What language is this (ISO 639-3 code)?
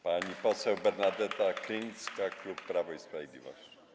pol